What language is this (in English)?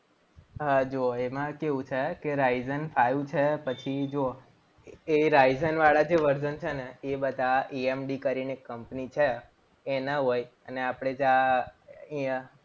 Gujarati